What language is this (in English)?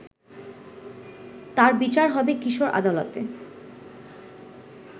Bangla